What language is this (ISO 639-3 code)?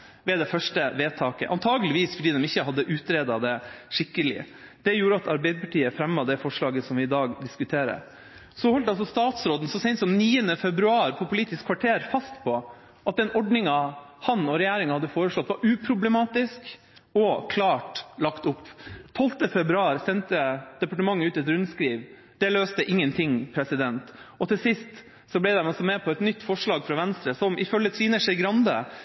nob